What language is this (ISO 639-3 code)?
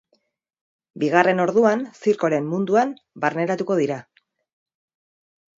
eus